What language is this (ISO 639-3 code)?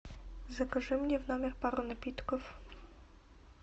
rus